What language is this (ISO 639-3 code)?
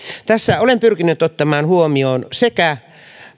fin